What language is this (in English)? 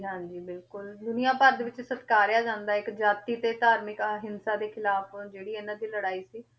Punjabi